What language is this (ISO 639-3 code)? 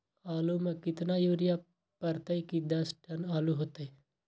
mag